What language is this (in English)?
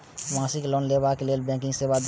Maithili